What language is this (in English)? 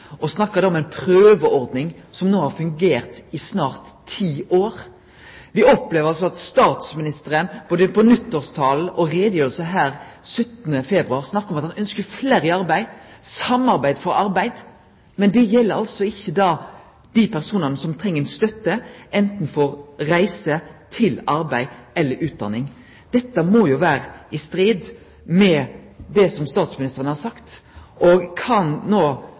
Norwegian Nynorsk